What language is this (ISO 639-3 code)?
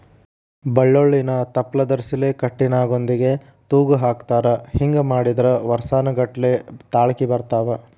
kan